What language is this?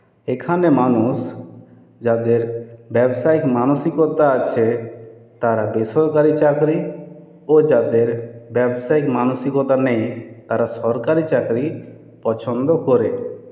Bangla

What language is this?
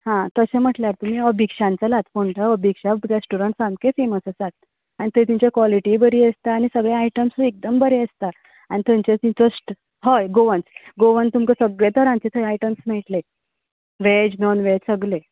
Konkani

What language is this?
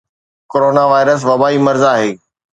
Sindhi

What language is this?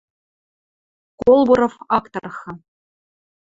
Western Mari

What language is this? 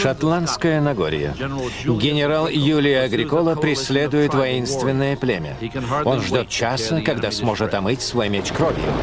Russian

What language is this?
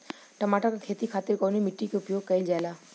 Bhojpuri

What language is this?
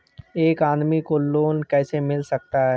Hindi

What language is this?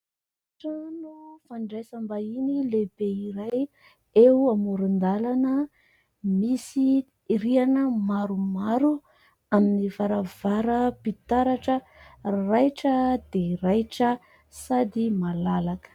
Malagasy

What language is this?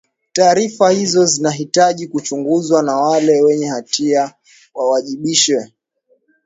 Swahili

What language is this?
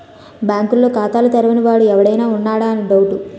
Telugu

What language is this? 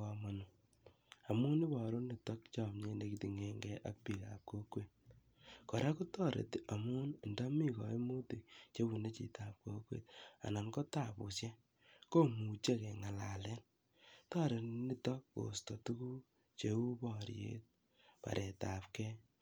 Kalenjin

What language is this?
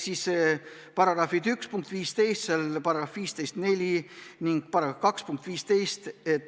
Estonian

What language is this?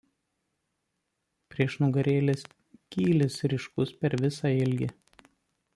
Lithuanian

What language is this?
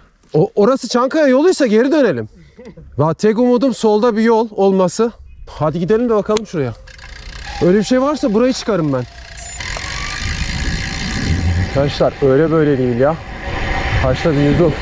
Turkish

